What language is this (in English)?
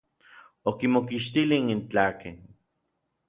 Orizaba Nahuatl